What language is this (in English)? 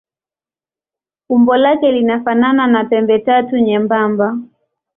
Swahili